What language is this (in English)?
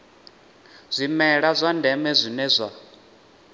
Venda